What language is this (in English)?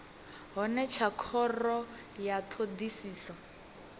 Venda